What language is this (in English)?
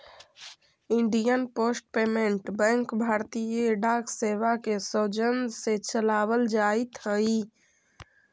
Magahi